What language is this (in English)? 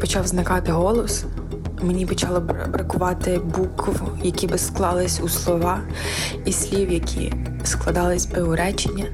Ukrainian